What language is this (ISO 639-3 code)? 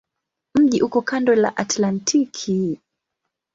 swa